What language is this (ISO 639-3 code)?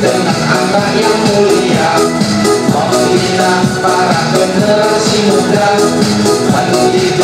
ind